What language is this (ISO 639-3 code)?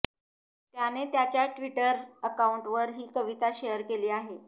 mar